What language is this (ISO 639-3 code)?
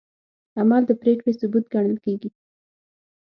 pus